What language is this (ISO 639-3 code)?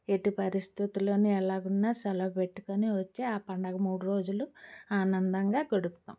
tel